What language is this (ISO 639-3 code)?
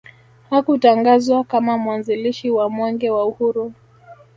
swa